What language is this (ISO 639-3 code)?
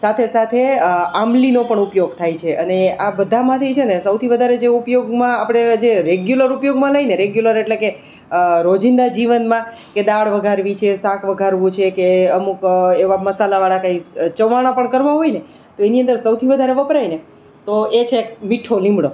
guj